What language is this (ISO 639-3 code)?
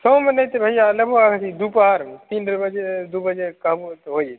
mai